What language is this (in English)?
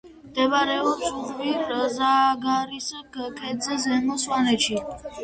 Georgian